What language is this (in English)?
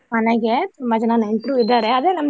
Kannada